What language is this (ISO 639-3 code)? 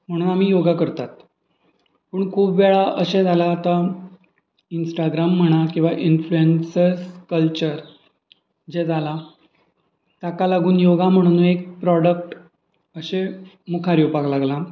kok